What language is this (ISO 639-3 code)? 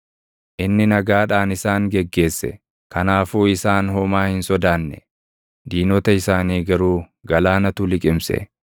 orm